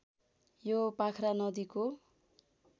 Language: Nepali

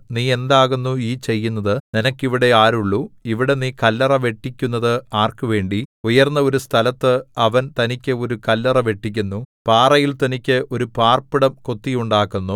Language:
Malayalam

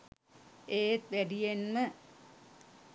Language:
Sinhala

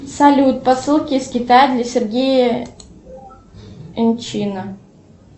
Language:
Russian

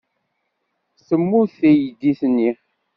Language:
Kabyle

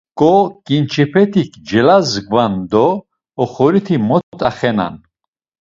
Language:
Laz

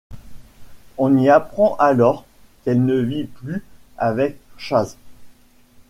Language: French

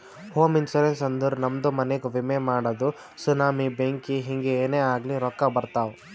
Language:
Kannada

